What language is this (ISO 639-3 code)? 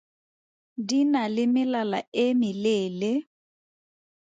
tsn